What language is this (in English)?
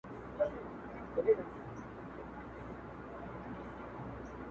Pashto